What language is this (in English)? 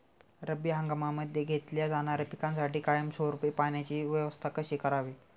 Marathi